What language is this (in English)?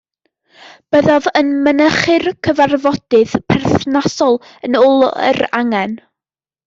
Welsh